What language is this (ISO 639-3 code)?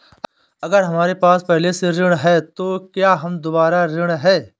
hin